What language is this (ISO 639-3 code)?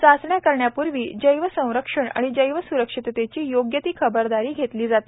mar